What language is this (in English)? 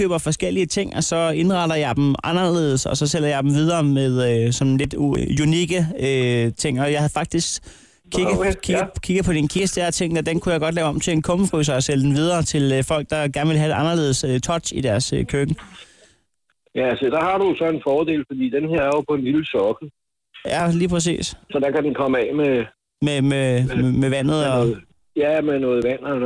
Danish